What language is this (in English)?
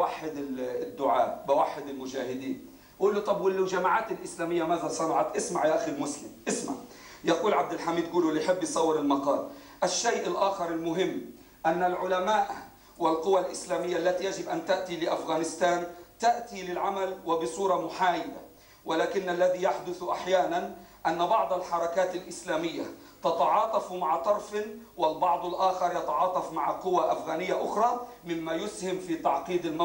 Arabic